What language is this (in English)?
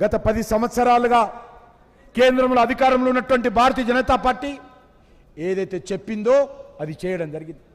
Telugu